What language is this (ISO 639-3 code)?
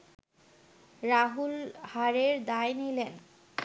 ben